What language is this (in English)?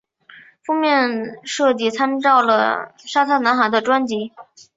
Chinese